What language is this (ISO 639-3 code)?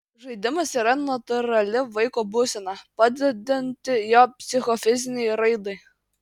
lit